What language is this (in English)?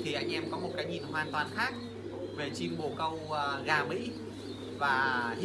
Vietnamese